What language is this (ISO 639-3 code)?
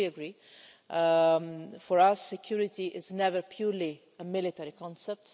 eng